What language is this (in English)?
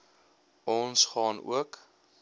Afrikaans